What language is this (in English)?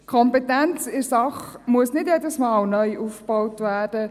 Swiss German